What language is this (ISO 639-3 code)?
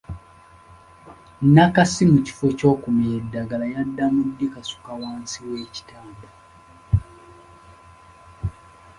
lug